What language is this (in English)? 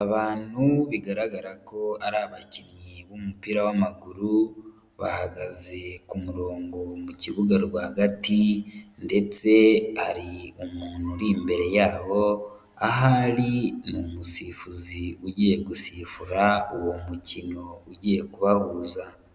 Kinyarwanda